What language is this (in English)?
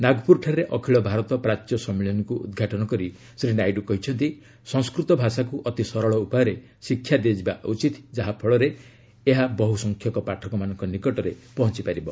Odia